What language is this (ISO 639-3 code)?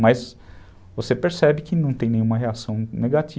por